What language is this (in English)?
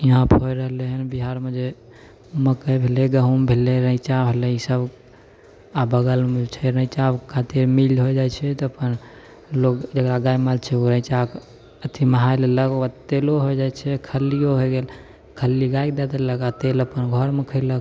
Maithili